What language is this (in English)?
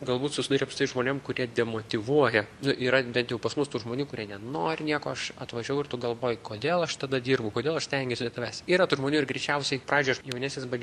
Lithuanian